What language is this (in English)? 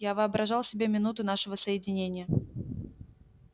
Russian